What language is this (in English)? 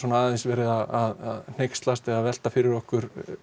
Icelandic